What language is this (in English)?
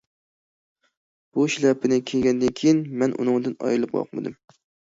Uyghur